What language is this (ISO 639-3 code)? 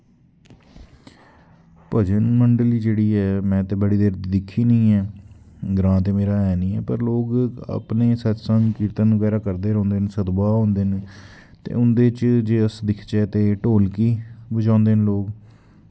doi